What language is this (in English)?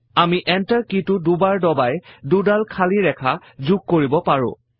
Assamese